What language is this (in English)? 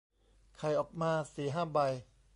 Thai